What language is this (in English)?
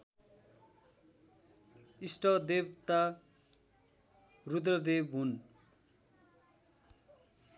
Nepali